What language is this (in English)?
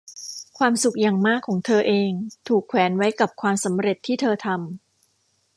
Thai